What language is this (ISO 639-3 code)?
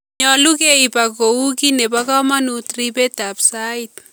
kln